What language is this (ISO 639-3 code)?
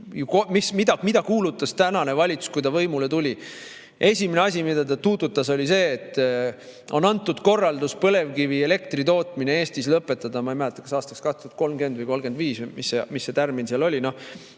est